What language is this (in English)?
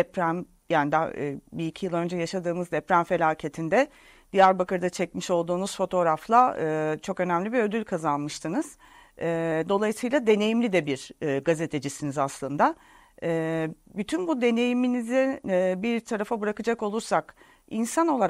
Turkish